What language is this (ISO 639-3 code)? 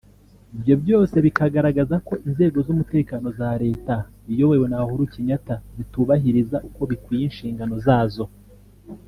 kin